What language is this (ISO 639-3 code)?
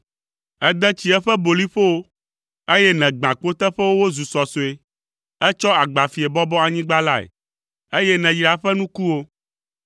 ewe